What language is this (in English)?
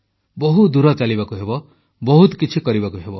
Odia